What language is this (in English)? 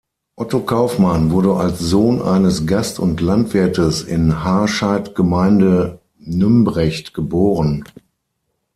German